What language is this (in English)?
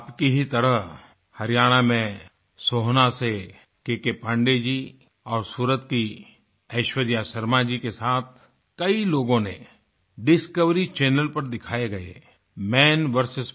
Hindi